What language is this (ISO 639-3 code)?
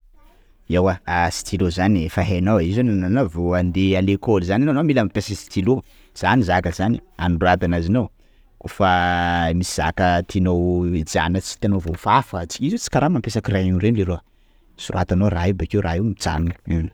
skg